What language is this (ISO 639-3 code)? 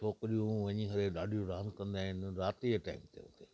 snd